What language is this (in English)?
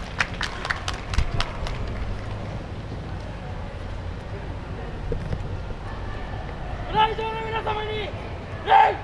Japanese